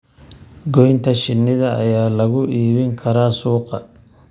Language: Somali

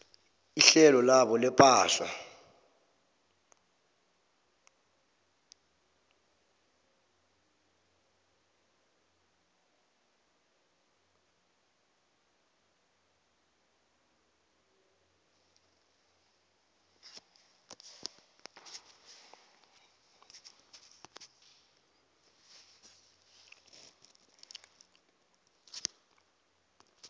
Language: South Ndebele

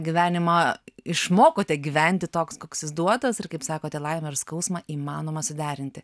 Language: Lithuanian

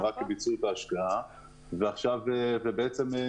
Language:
Hebrew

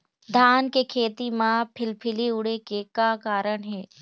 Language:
Chhattisgarhi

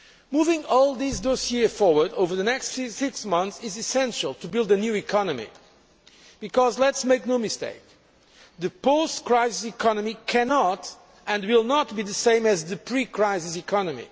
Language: English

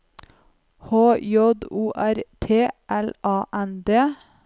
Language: Norwegian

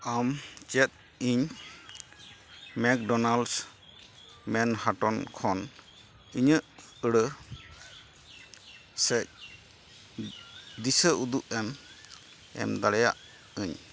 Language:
Santali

